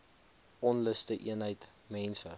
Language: Afrikaans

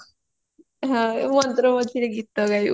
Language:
Odia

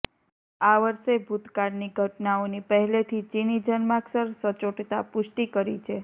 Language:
Gujarati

